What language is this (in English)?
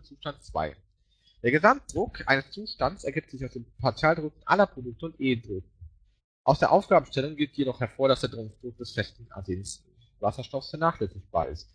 German